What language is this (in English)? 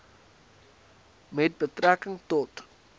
Afrikaans